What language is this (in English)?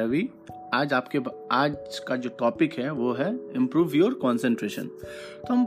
Hindi